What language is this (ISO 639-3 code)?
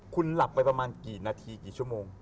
tha